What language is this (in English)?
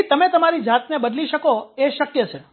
Gujarati